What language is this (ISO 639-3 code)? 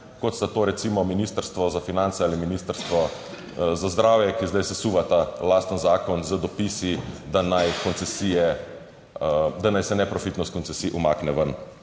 slv